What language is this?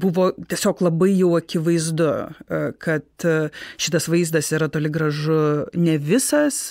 Lithuanian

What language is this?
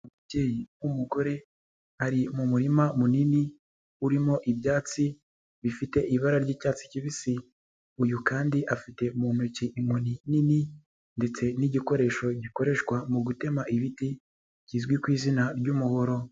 Kinyarwanda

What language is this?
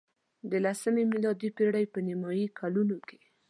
Pashto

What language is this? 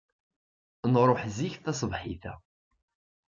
Kabyle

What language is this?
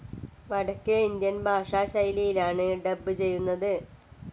Malayalam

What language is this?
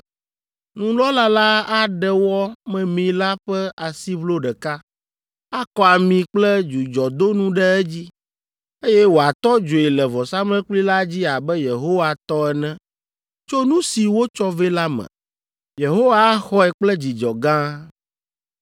Ewe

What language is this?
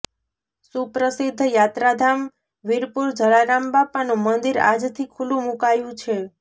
Gujarati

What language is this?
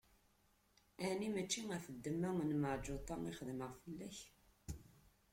Kabyle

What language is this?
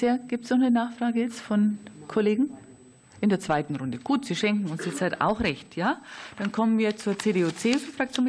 German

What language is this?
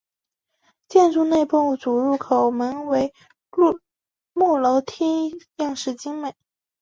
Chinese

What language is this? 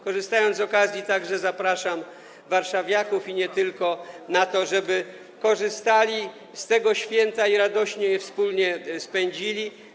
Polish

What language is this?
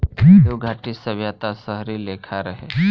Bhojpuri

